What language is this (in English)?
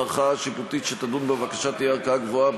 Hebrew